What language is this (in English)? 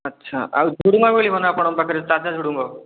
Odia